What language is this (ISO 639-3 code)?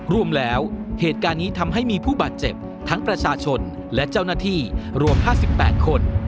tha